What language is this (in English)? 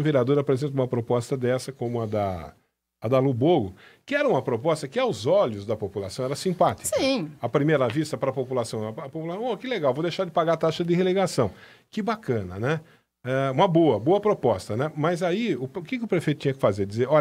Portuguese